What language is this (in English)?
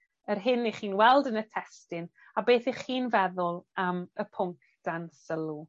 Welsh